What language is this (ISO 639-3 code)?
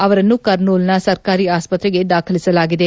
kan